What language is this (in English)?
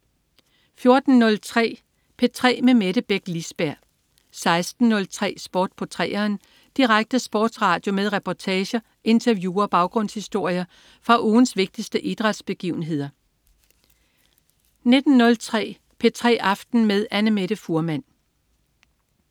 Danish